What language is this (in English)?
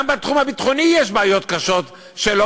Hebrew